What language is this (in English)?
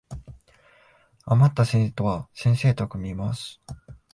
Japanese